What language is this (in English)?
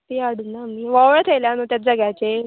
Konkani